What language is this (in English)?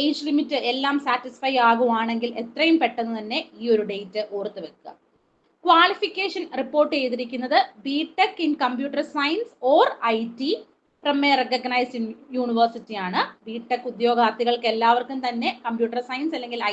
Malayalam